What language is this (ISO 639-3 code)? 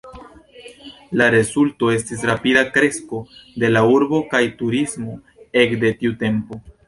epo